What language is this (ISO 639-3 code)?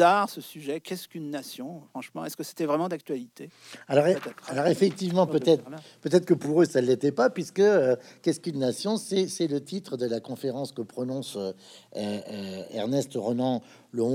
fra